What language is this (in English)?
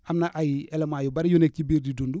Wolof